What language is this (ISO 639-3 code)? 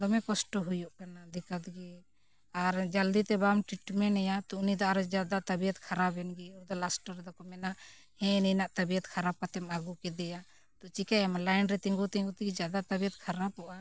sat